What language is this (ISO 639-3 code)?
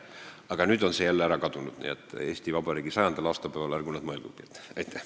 est